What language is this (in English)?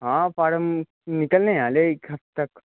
Punjabi